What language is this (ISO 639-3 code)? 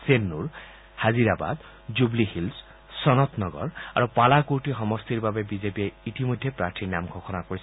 asm